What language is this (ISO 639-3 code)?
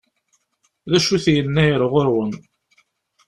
kab